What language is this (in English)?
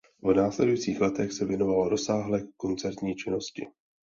Czech